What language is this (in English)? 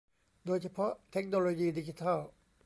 Thai